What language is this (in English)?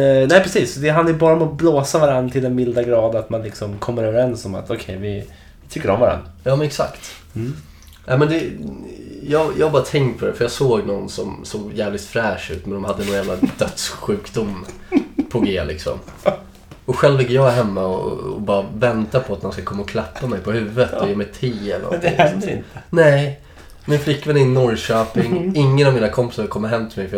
Swedish